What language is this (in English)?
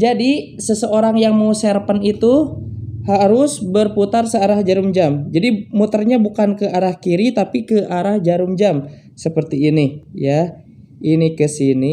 Indonesian